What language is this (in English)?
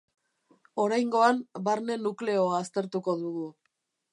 Basque